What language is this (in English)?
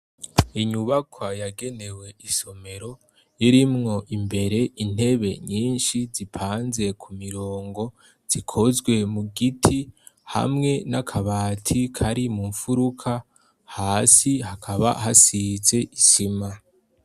Rundi